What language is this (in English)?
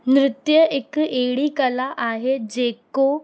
Sindhi